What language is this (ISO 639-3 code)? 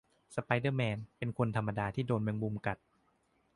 tha